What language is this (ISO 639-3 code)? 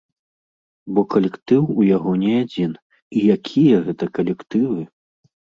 bel